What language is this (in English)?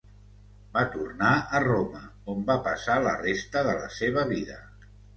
Catalan